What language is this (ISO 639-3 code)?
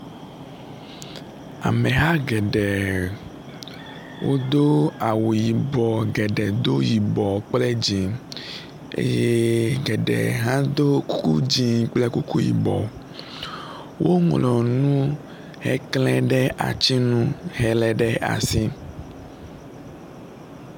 ewe